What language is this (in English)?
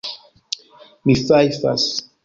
Esperanto